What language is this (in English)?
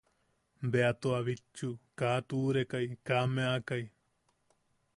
Yaqui